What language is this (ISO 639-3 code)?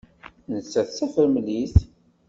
kab